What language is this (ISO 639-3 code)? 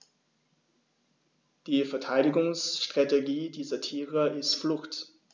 deu